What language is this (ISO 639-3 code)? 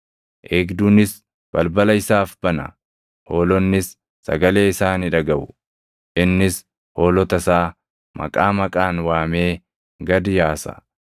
orm